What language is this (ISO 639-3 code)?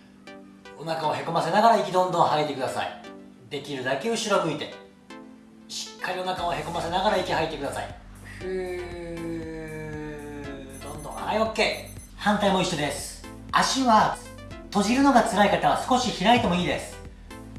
jpn